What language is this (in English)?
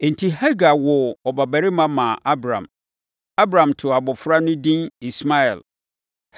Akan